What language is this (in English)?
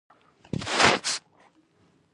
Pashto